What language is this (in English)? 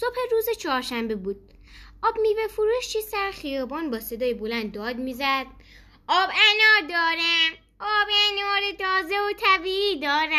Persian